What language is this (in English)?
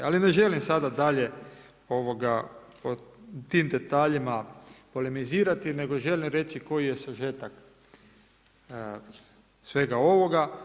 Croatian